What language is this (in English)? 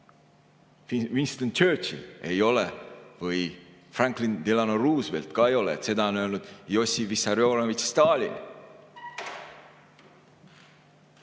Estonian